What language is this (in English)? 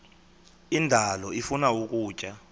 Xhosa